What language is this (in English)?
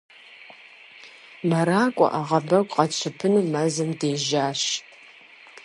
Kabardian